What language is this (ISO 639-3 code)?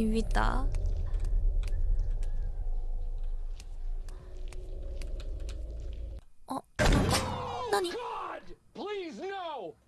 jpn